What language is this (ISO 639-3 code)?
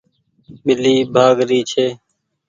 gig